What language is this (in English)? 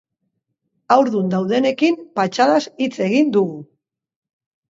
Basque